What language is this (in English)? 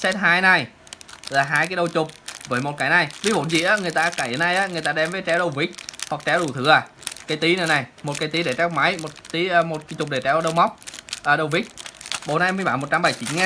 Vietnamese